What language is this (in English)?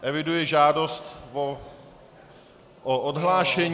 Czech